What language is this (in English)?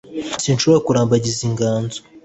Kinyarwanda